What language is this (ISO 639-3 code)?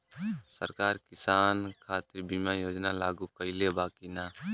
bho